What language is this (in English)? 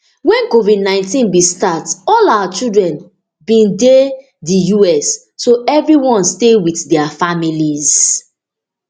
Nigerian Pidgin